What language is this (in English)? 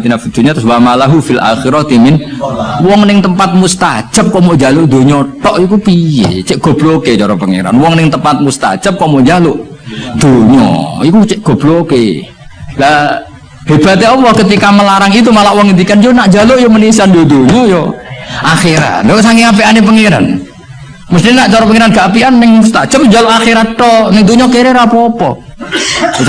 Indonesian